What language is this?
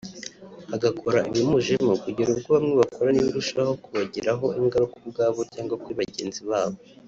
Kinyarwanda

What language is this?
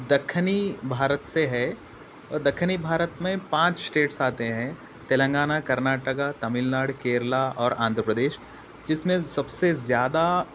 Urdu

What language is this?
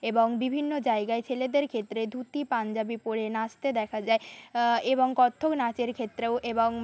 Bangla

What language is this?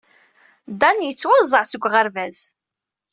Kabyle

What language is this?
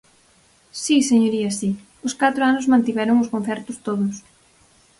Galician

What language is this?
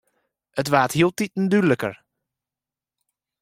Western Frisian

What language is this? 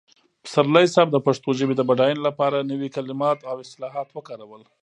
Pashto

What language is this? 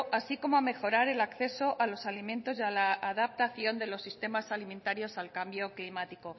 Spanish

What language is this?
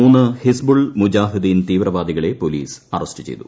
Malayalam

